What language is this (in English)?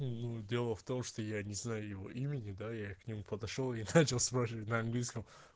Russian